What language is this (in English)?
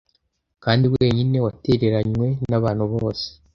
Kinyarwanda